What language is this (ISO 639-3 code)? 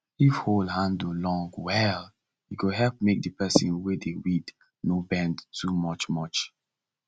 pcm